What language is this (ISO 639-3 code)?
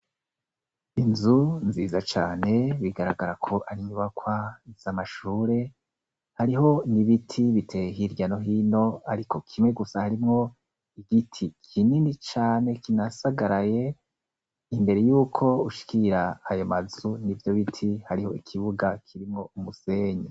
run